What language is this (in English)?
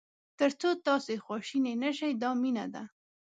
Pashto